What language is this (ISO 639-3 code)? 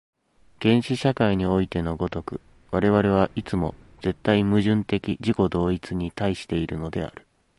jpn